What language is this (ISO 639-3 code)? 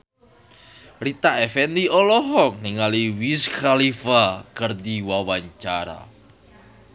sun